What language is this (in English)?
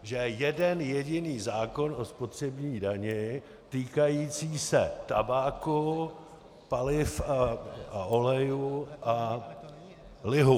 Czech